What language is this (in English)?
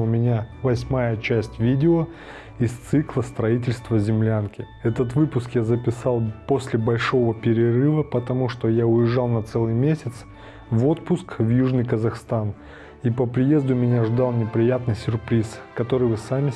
Russian